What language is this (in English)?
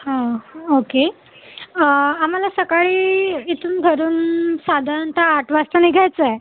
Marathi